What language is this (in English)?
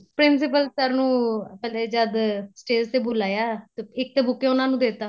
Punjabi